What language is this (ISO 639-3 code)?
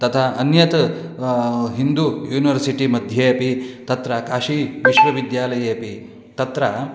san